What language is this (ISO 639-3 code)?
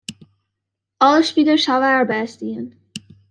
fry